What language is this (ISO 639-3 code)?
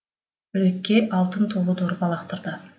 kaz